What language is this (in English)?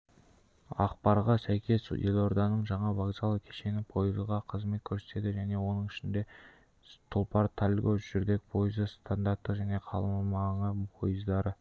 Kazakh